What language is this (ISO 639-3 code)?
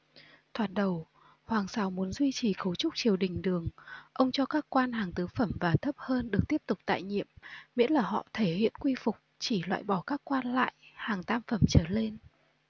vie